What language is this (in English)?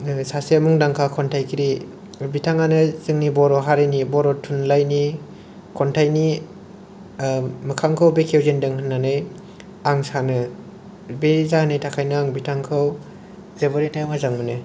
Bodo